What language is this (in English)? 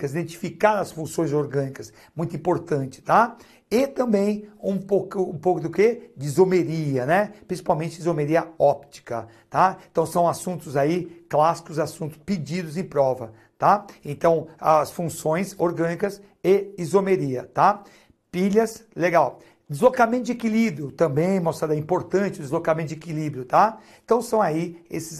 Portuguese